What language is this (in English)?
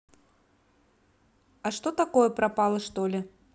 Russian